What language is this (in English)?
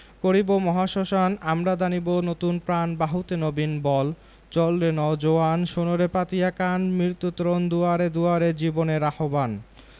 Bangla